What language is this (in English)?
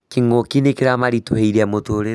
Kikuyu